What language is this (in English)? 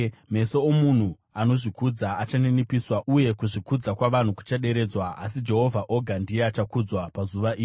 Shona